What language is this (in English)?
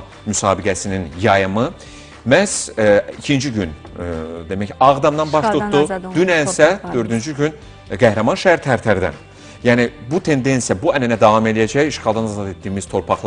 Turkish